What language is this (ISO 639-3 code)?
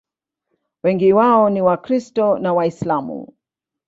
swa